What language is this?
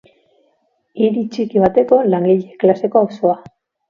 Basque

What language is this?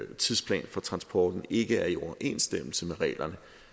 Danish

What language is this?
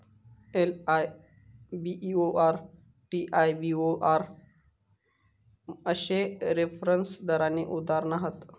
Marathi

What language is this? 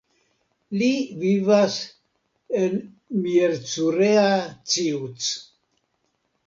Esperanto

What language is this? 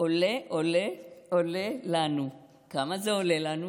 Hebrew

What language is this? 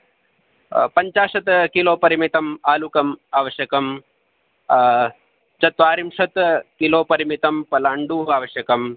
Sanskrit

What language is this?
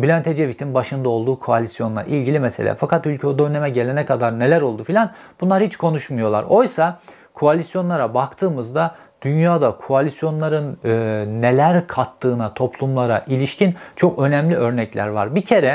Turkish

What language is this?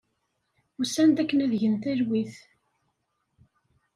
Kabyle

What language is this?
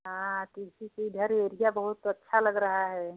Hindi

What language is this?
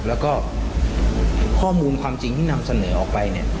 Thai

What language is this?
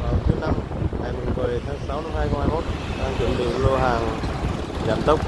Vietnamese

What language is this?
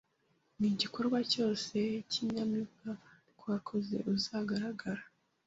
Kinyarwanda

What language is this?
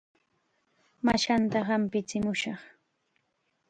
Chiquián Ancash Quechua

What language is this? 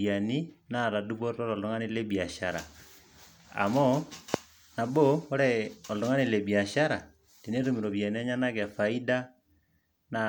Masai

